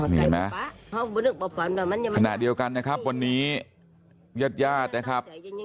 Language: Thai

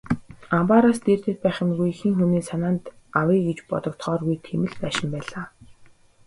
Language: Mongolian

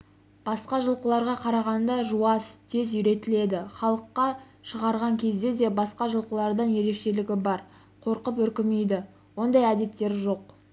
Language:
Kazakh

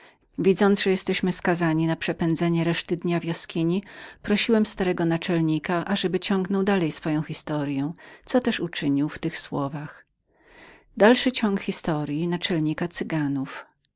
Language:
Polish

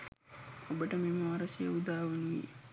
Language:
Sinhala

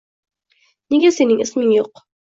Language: Uzbek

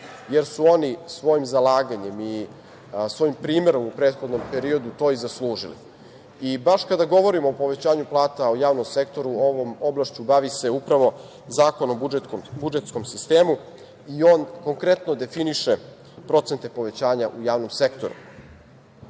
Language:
Serbian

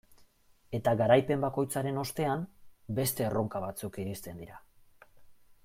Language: Basque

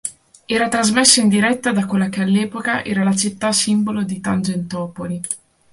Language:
Italian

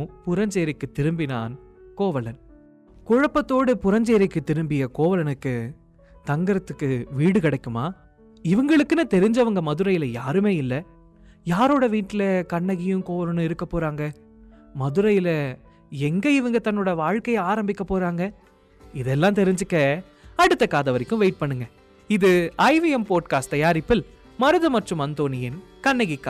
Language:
Tamil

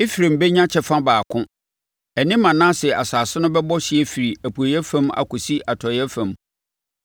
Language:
Akan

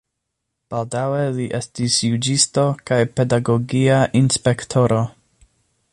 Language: Esperanto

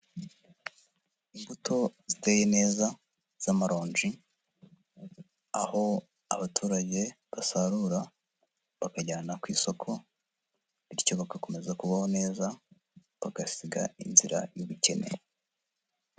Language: Kinyarwanda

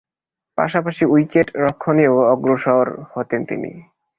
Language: Bangla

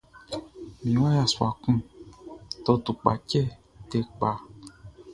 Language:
Baoulé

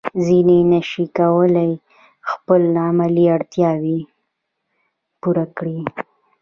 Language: Pashto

